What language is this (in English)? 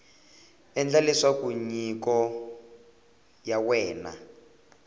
Tsonga